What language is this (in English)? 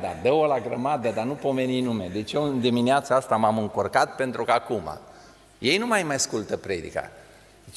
Romanian